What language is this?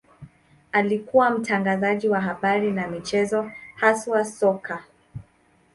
Swahili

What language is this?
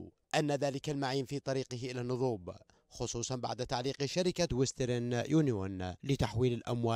Arabic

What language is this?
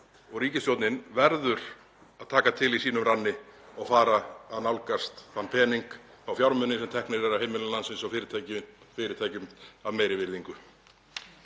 Icelandic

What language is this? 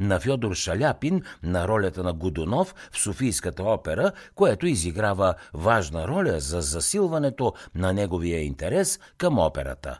Bulgarian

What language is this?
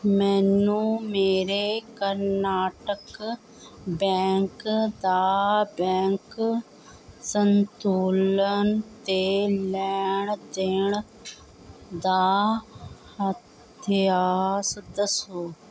Punjabi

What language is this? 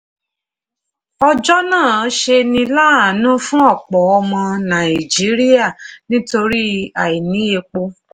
Yoruba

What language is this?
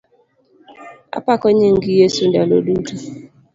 Luo (Kenya and Tanzania)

